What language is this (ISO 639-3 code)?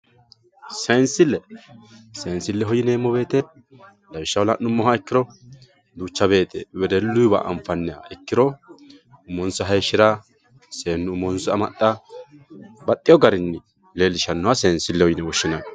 sid